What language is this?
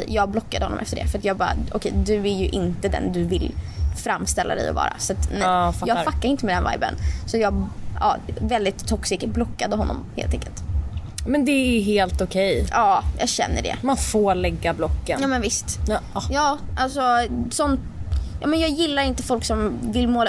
Swedish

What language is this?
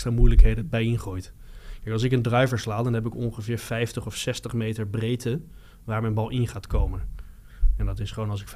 Dutch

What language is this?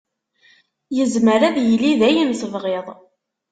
Kabyle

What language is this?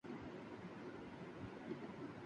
Urdu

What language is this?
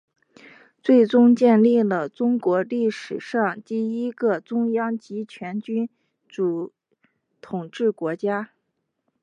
Chinese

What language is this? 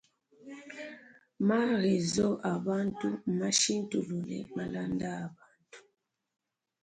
Luba-Lulua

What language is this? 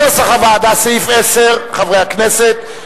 Hebrew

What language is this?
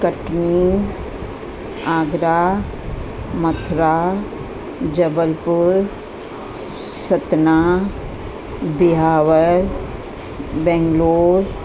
Sindhi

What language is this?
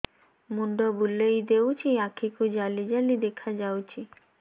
Odia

